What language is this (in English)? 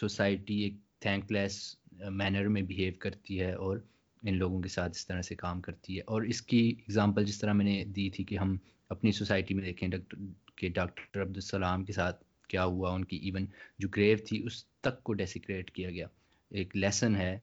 Urdu